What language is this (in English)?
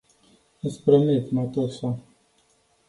Romanian